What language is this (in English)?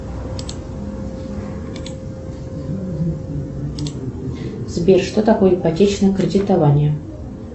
Russian